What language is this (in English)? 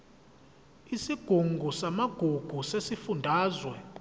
Zulu